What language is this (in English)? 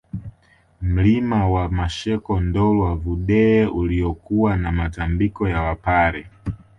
Swahili